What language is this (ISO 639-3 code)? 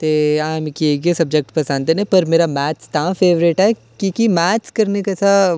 doi